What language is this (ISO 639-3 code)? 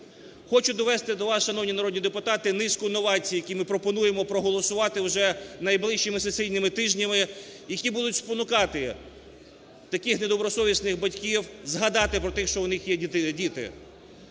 ukr